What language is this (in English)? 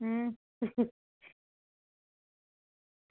Dogri